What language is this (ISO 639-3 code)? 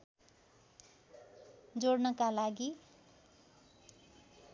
nep